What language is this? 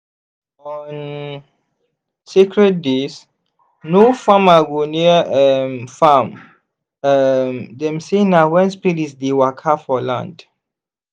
Nigerian Pidgin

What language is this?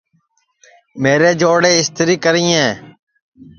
Sansi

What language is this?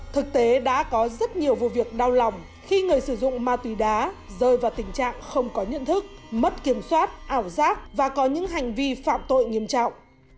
Vietnamese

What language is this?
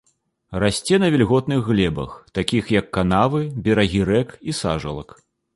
Belarusian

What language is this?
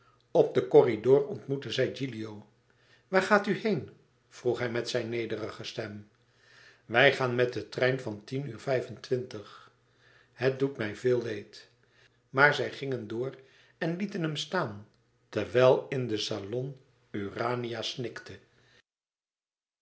Dutch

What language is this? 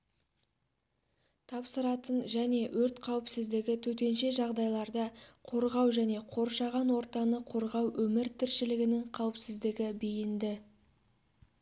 Kazakh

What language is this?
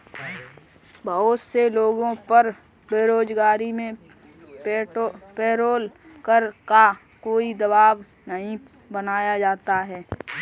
Hindi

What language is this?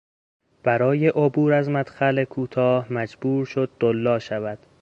Persian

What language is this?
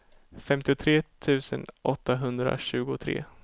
Swedish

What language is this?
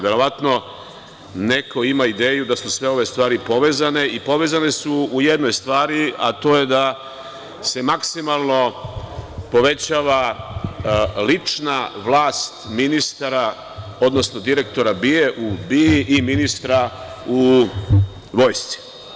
Serbian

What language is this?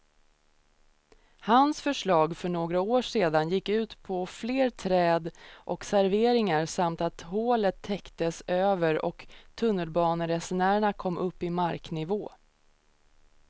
Swedish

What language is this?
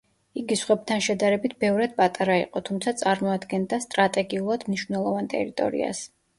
Georgian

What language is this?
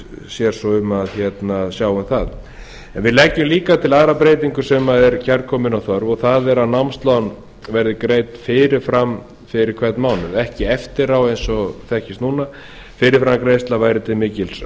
Icelandic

